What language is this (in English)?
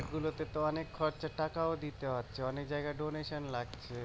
Bangla